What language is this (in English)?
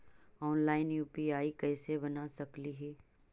Magahi